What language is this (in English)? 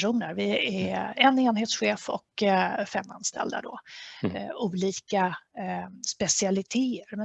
Swedish